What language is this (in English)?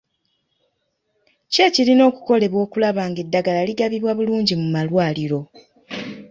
Ganda